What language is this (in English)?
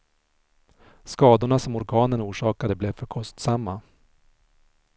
Swedish